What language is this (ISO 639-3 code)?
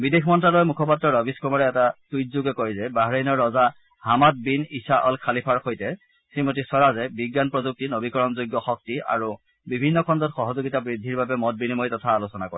asm